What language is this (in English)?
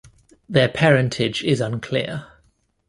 English